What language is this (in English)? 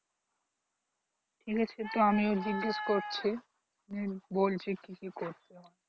Bangla